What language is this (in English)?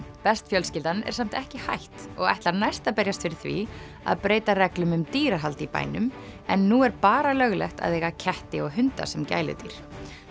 Icelandic